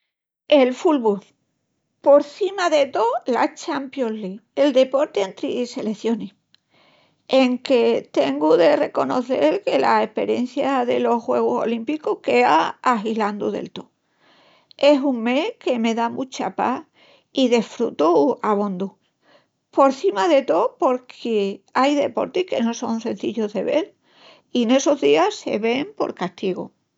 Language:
Extremaduran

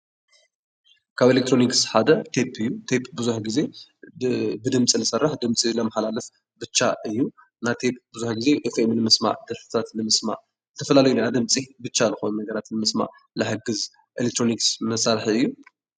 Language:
Tigrinya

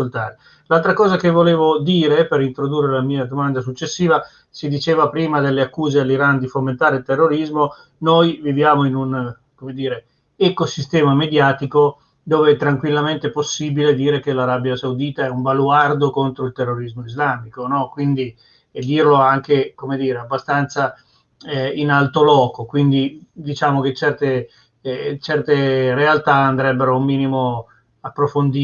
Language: Italian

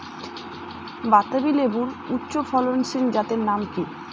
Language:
Bangla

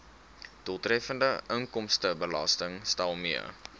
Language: Afrikaans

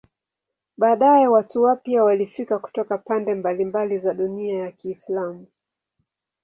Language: Swahili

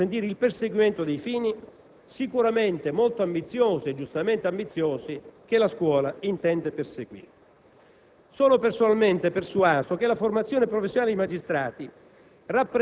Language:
Italian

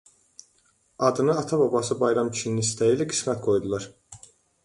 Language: Azerbaijani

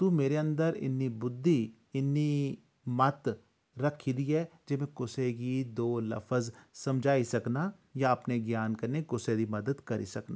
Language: Dogri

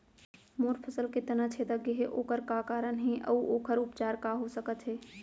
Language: Chhattisgarhi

